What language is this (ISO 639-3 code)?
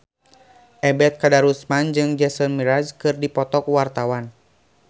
sun